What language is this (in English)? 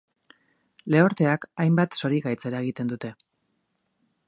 Basque